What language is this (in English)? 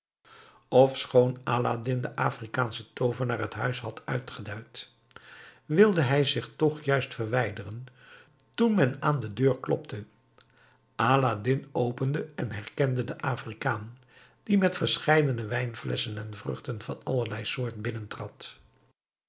Dutch